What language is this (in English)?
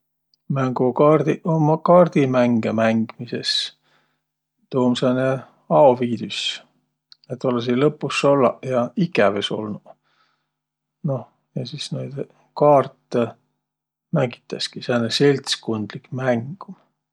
Võro